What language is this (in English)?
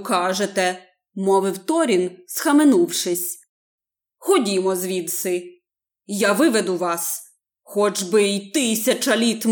Ukrainian